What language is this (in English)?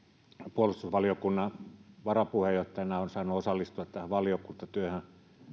Finnish